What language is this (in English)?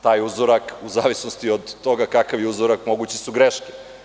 Serbian